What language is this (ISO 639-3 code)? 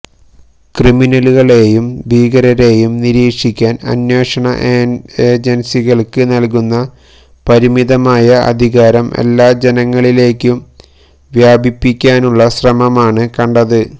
mal